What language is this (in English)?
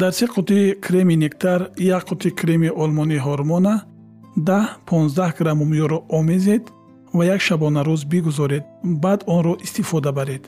Persian